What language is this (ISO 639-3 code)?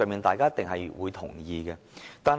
yue